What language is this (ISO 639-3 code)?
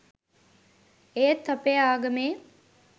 sin